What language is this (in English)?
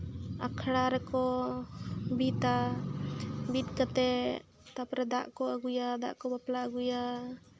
Santali